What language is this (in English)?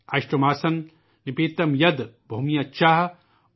Urdu